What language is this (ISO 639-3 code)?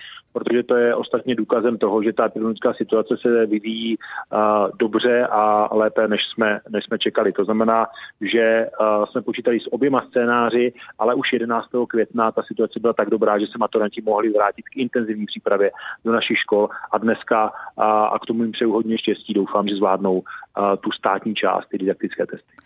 ces